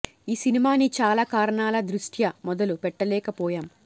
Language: Telugu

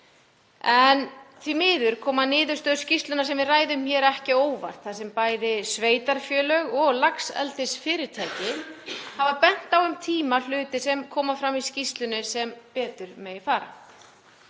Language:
Icelandic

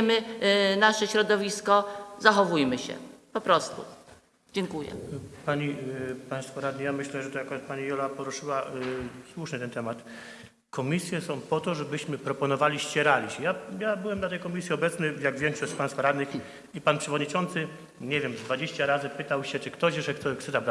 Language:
Polish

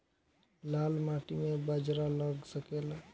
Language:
Bhojpuri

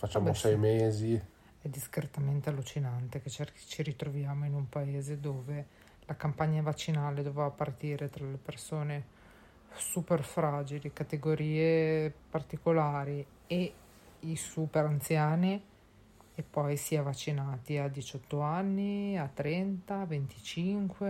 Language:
Italian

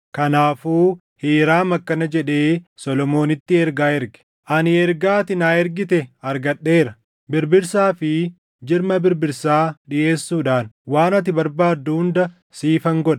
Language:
Oromo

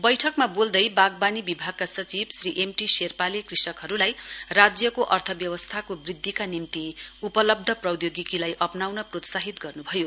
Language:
Nepali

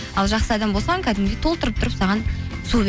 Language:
Kazakh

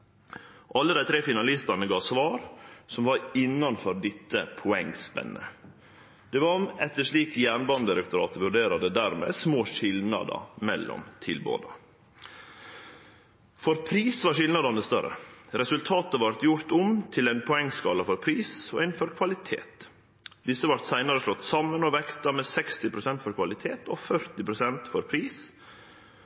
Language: Norwegian Nynorsk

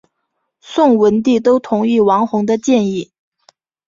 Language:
Chinese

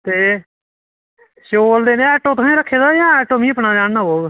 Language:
Dogri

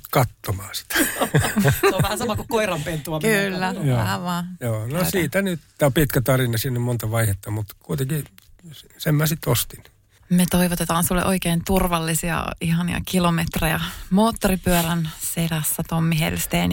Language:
Finnish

